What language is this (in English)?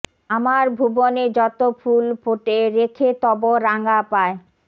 Bangla